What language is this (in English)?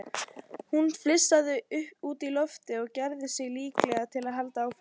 Icelandic